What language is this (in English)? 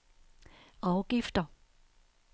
Danish